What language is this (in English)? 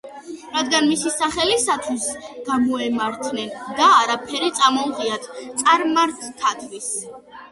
Georgian